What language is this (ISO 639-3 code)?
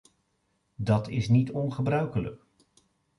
nld